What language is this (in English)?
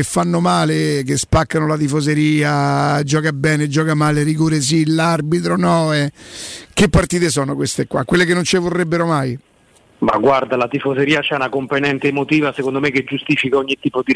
Italian